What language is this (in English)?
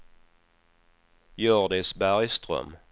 Swedish